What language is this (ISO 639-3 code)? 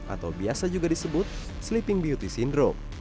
ind